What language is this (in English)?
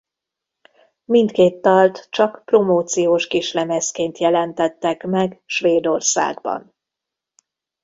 Hungarian